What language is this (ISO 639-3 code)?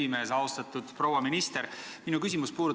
est